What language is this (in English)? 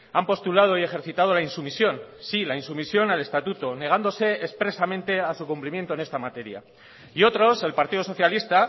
Spanish